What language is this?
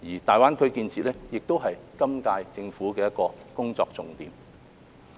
Cantonese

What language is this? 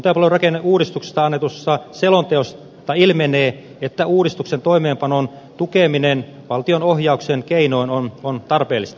Finnish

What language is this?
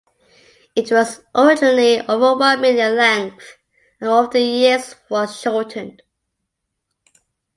English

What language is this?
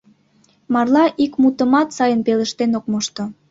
Mari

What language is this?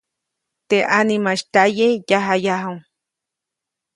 Copainalá Zoque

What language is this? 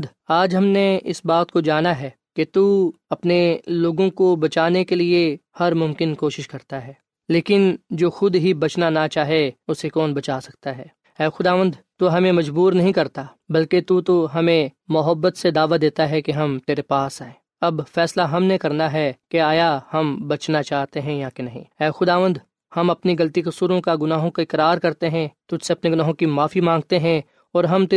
Urdu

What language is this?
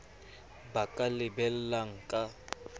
Southern Sotho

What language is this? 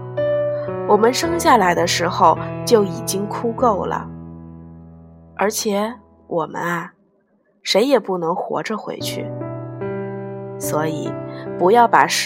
Chinese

